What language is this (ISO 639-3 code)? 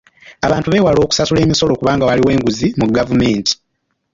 lug